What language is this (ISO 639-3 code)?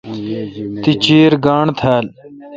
xka